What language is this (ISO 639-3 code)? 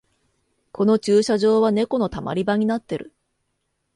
jpn